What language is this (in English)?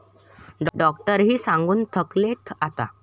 Marathi